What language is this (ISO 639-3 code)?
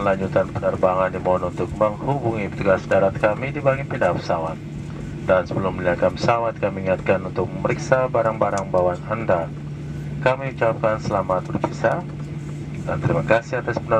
ind